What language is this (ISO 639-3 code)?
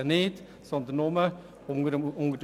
gsw